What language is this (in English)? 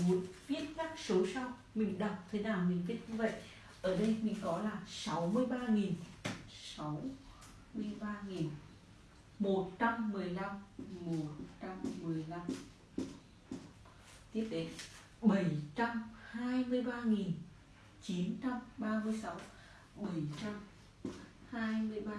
Vietnamese